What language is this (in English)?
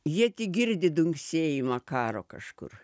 Lithuanian